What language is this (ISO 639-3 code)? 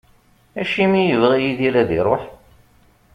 kab